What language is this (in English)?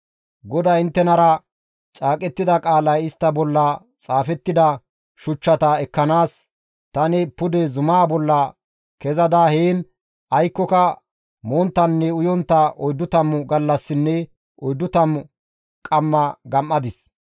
Gamo